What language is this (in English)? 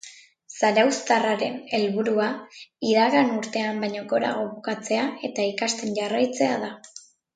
Basque